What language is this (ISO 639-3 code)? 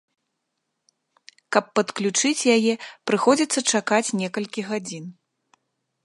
bel